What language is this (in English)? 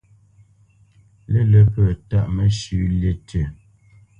Bamenyam